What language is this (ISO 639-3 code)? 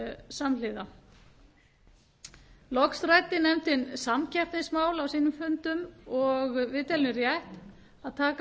isl